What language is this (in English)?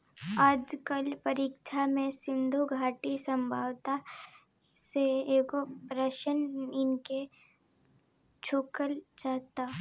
Bhojpuri